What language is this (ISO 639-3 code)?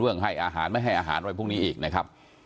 tha